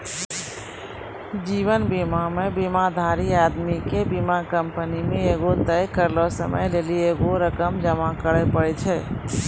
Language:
Maithili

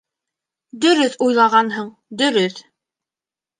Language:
Bashkir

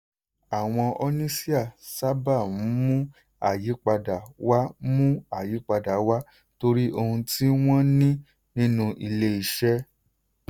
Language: Yoruba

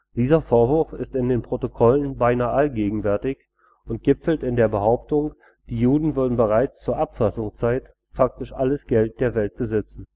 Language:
German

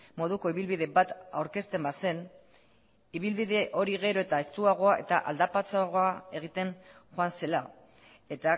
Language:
Basque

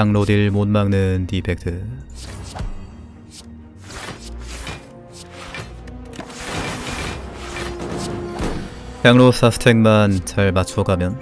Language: Korean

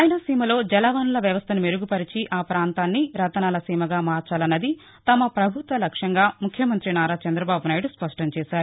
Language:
Telugu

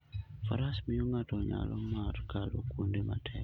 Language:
Luo (Kenya and Tanzania)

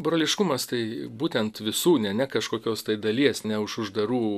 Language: Lithuanian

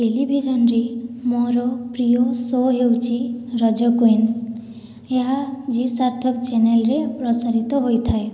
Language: Odia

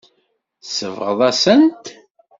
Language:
Kabyle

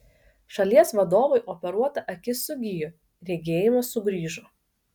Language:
Lithuanian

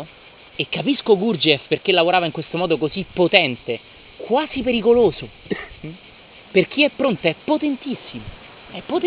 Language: Italian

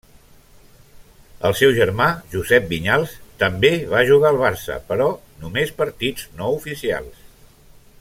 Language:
Catalan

